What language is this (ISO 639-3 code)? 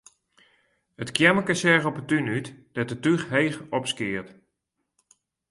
fry